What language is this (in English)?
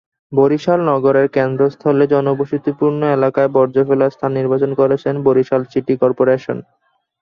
Bangla